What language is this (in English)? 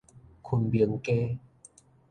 Min Nan Chinese